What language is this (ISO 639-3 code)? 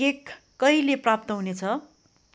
nep